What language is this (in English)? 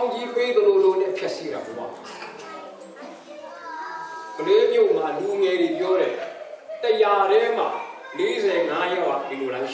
Hindi